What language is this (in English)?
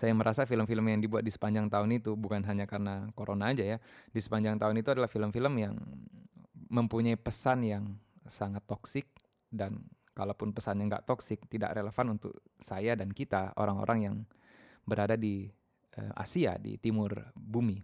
Indonesian